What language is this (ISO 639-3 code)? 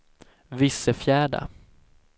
swe